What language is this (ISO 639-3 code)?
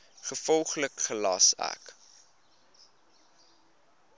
afr